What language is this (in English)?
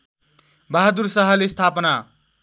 Nepali